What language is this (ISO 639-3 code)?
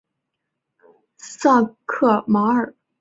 zho